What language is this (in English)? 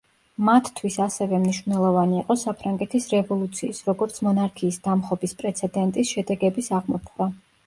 Georgian